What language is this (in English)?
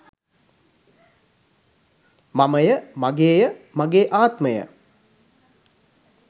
Sinhala